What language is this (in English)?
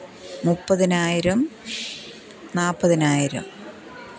Malayalam